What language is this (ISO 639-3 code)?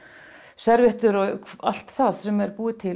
isl